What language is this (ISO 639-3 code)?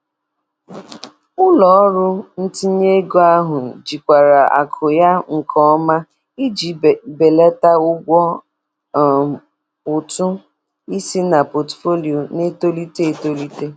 ibo